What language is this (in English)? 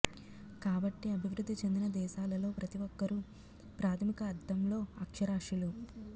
Telugu